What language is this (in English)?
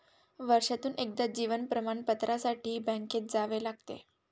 Marathi